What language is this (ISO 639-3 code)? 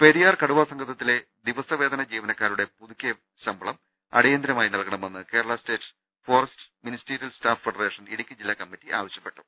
mal